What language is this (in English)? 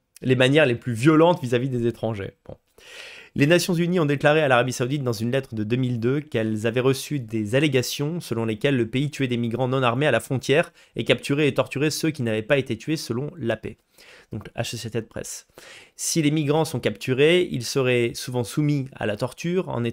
French